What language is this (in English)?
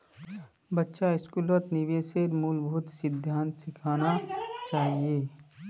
Magahi